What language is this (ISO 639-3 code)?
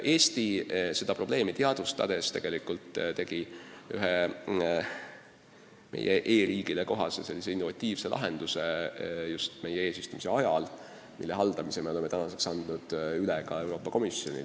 est